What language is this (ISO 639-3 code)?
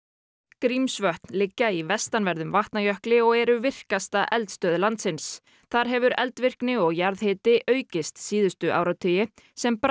isl